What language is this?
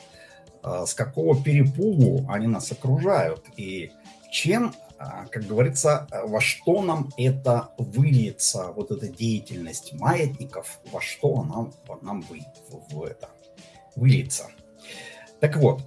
Russian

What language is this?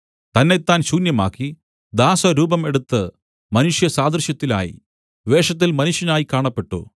Malayalam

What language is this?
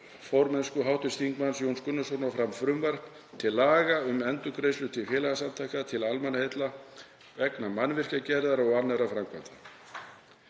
Icelandic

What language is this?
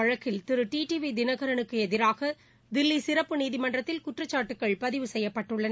Tamil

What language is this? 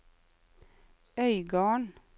Norwegian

